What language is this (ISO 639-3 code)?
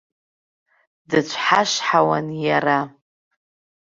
abk